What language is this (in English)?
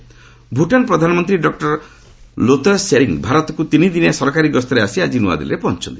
Odia